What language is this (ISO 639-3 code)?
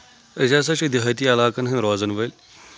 kas